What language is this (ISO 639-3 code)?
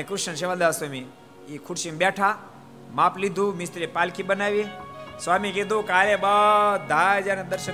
guj